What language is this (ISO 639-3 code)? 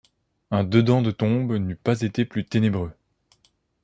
fra